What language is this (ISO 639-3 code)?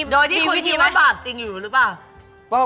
tha